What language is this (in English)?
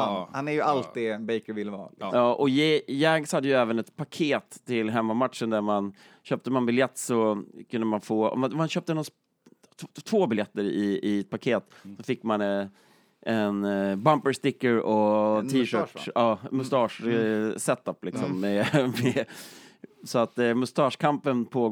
Swedish